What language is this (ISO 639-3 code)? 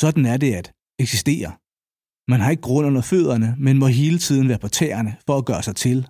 dan